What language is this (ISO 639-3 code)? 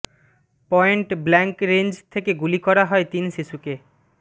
ben